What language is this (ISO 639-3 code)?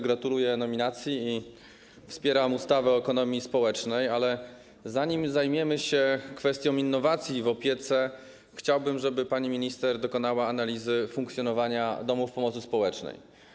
pol